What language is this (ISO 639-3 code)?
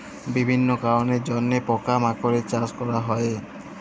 ben